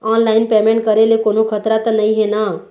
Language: Chhattisgarhi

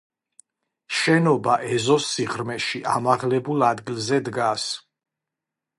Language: Georgian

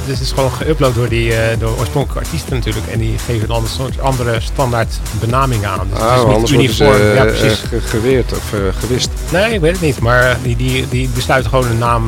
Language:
Dutch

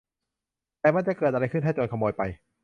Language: Thai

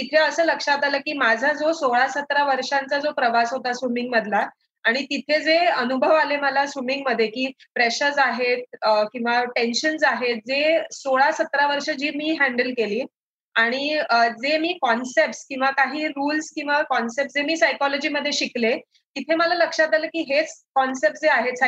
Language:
Marathi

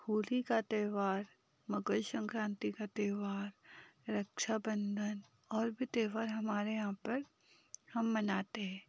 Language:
Hindi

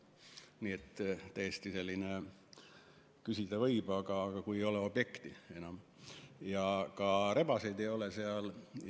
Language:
Estonian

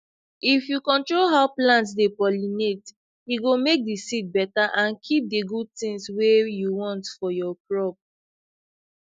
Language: Nigerian Pidgin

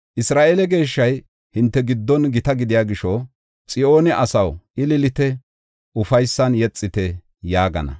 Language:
Gofa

